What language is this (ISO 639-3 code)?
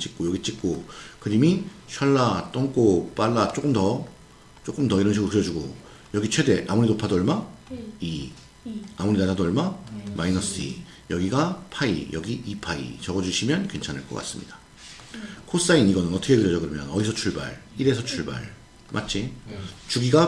kor